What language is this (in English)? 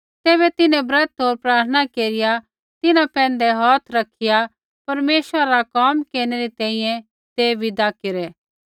Kullu Pahari